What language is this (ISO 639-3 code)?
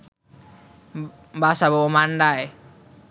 ben